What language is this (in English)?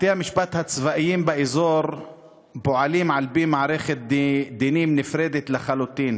Hebrew